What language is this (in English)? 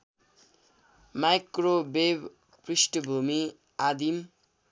Nepali